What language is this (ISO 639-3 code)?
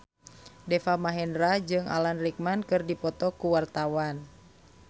sun